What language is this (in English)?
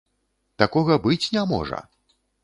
Belarusian